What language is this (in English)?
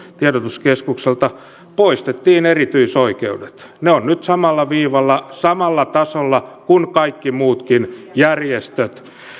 Finnish